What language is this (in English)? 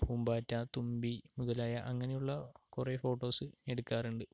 Malayalam